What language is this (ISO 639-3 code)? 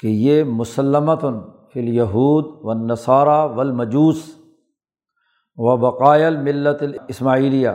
urd